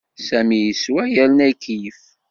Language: Kabyle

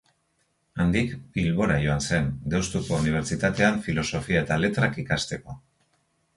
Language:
Basque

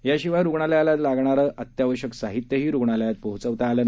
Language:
Marathi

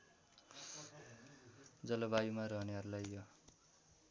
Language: Nepali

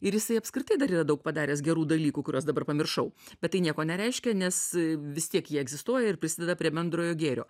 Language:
Lithuanian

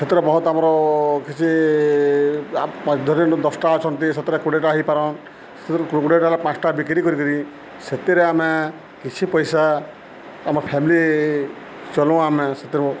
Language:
Odia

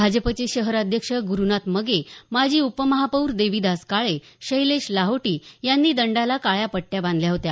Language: Marathi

